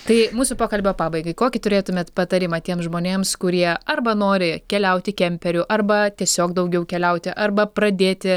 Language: Lithuanian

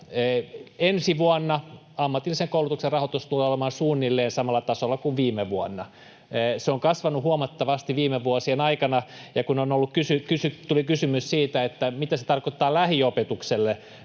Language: Finnish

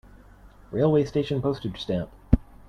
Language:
English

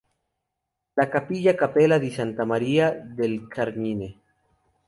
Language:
Spanish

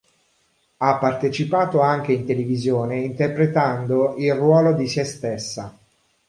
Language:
Italian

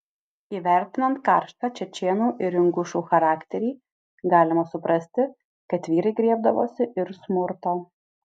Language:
Lithuanian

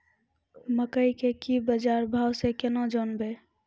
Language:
Maithili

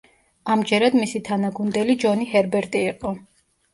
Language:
Georgian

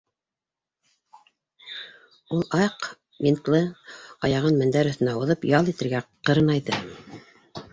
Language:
Bashkir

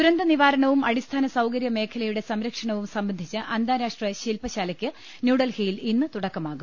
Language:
Malayalam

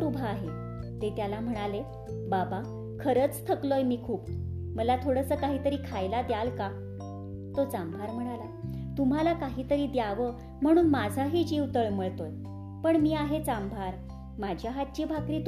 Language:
Marathi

